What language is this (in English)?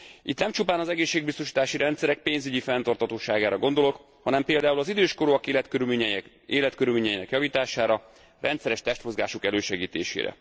Hungarian